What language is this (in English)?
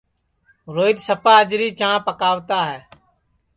Sansi